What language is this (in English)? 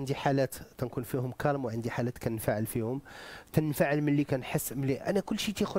Arabic